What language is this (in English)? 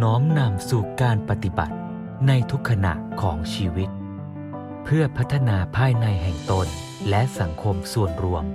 Thai